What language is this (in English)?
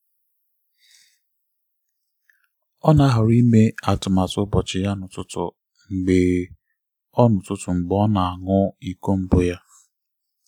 Igbo